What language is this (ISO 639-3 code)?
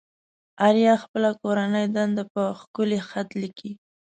pus